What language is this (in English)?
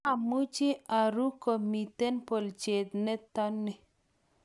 Kalenjin